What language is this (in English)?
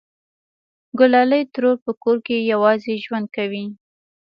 Pashto